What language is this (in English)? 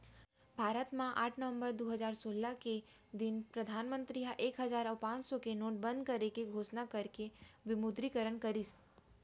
Chhattisgarhi